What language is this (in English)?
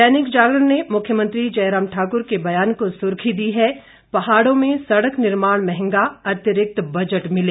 Hindi